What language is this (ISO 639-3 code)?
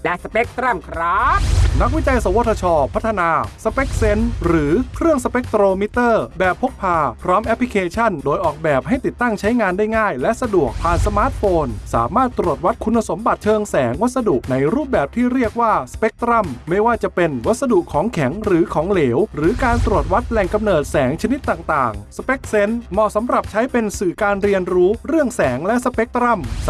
tha